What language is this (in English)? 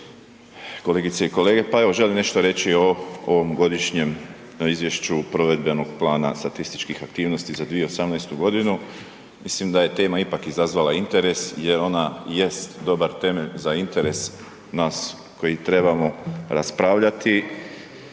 Croatian